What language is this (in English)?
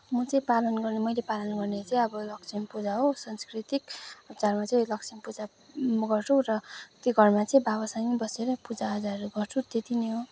Nepali